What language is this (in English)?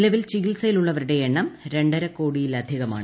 Malayalam